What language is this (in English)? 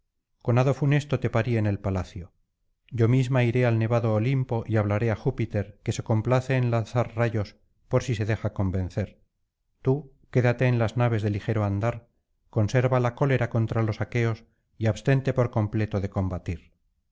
Spanish